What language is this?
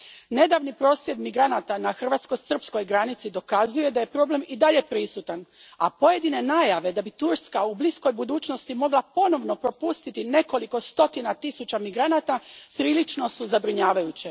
Croatian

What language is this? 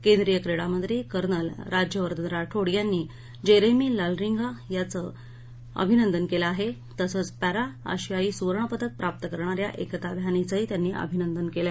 Marathi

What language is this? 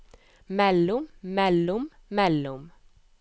Norwegian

